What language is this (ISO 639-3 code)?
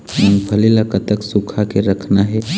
hne